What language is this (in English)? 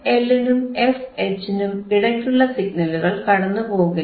Malayalam